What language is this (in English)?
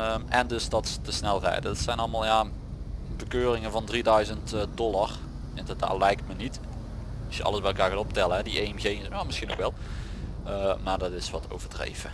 Dutch